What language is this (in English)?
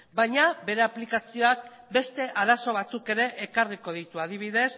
Basque